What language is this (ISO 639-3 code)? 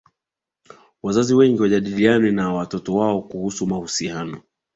swa